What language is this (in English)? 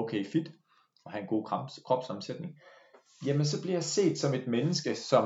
Danish